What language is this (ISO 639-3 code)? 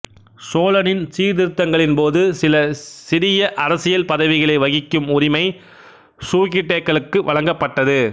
tam